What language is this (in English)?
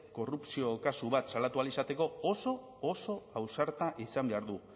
Basque